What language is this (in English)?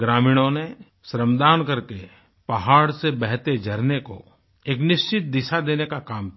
Hindi